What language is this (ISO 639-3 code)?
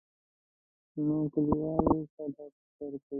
pus